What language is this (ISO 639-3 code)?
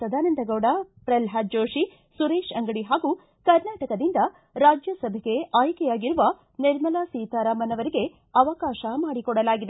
kan